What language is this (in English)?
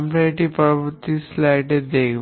Bangla